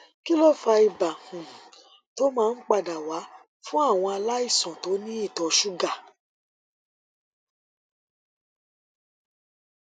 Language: Yoruba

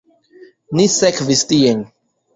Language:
Esperanto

